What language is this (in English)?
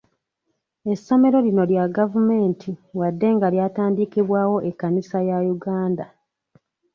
Ganda